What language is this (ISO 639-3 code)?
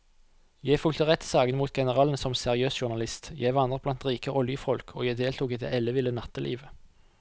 nor